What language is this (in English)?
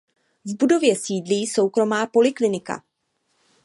Czech